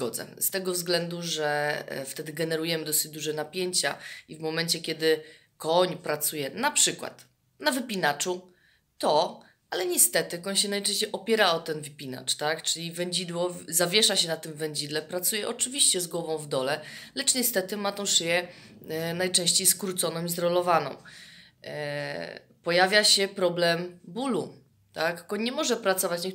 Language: Polish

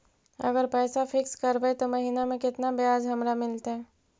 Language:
Magahi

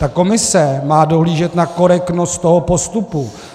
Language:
Czech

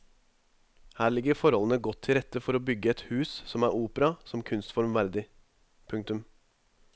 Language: Norwegian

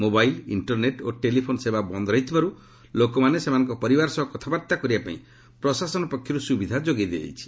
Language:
Odia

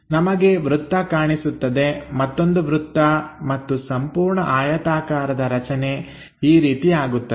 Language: Kannada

